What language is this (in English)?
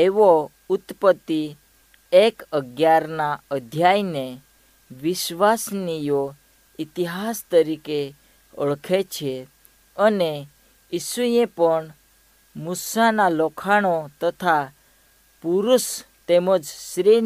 Hindi